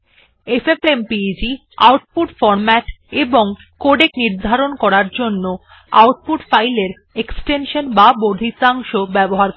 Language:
Bangla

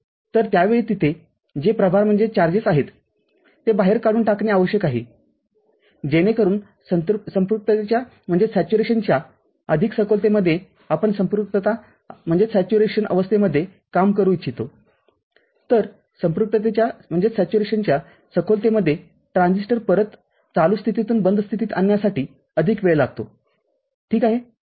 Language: Marathi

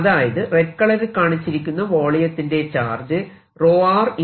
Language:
Malayalam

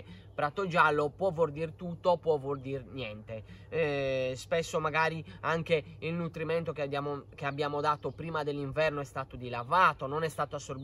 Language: Italian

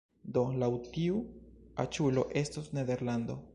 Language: Esperanto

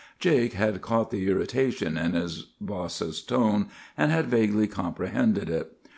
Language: English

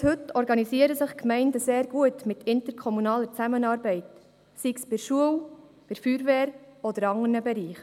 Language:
Swiss German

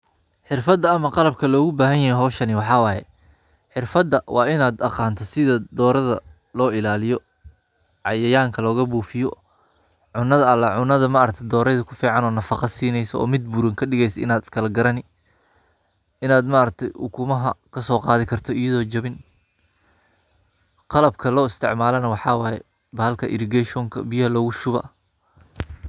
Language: Somali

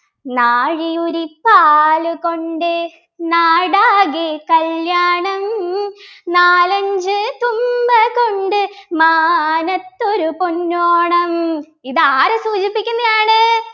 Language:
Malayalam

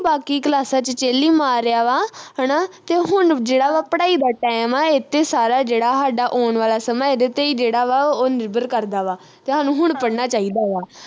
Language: Punjabi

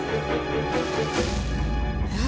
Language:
Japanese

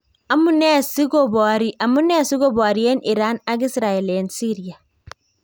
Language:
Kalenjin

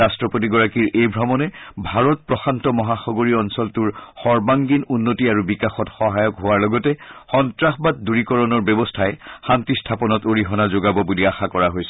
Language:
Assamese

